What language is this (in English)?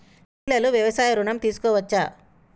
Telugu